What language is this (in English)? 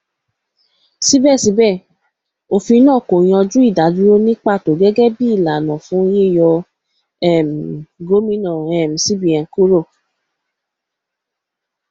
Yoruba